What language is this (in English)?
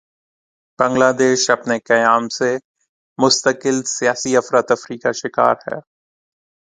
Urdu